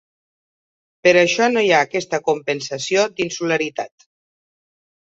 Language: Catalan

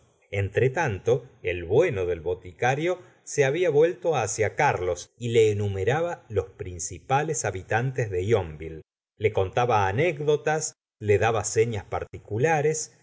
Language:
Spanish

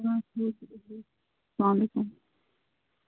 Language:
Kashmiri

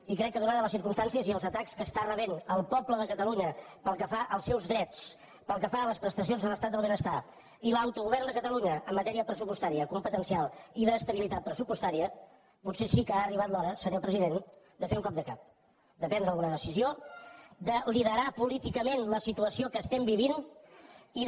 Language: Catalan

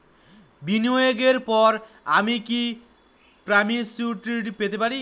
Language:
Bangla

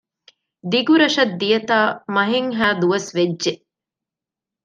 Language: Divehi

